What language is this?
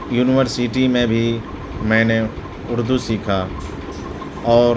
Urdu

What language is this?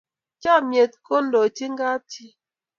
Kalenjin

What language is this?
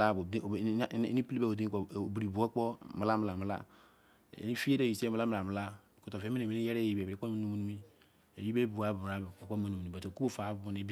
Izon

